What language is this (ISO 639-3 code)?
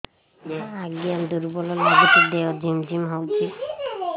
ori